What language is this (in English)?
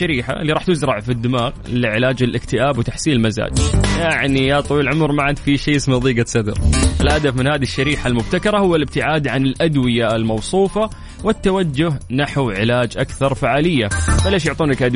Arabic